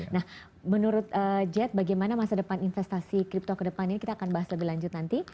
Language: Indonesian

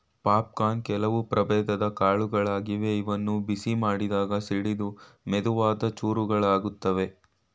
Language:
Kannada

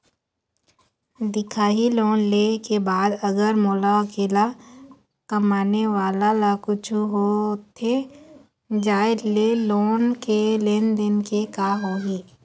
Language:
Chhattisgarhi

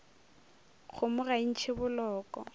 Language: Northern Sotho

